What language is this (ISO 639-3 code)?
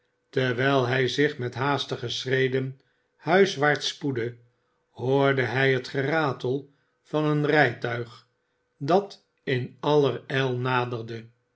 nld